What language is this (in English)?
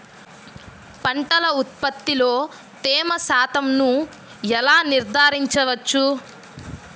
Telugu